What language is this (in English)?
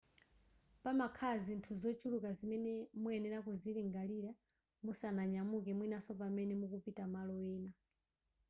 Nyanja